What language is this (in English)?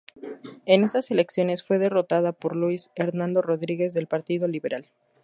Spanish